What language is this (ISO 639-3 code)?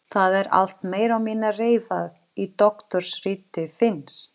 isl